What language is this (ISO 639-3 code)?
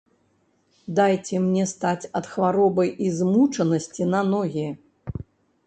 bel